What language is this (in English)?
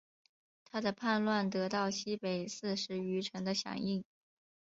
Chinese